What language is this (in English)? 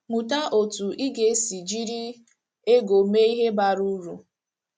Igbo